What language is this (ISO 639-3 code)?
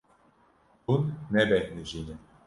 kur